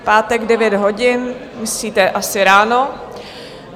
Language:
Czech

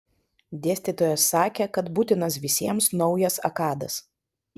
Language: Lithuanian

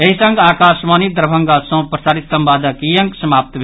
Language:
Maithili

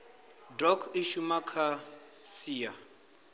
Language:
Venda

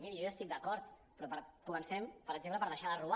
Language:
Catalan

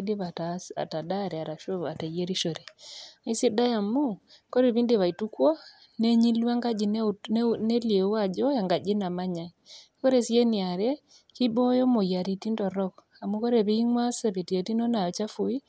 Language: Masai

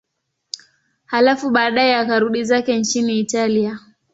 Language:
Swahili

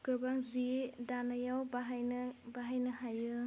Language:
Bodo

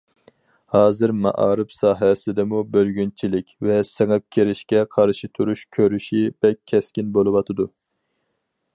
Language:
Uyghur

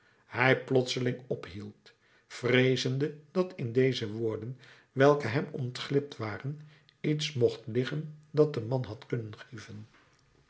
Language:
Dutch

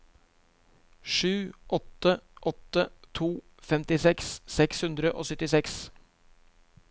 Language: Norwegian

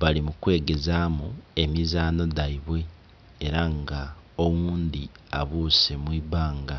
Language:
Soga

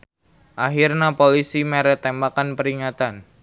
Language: Sundanese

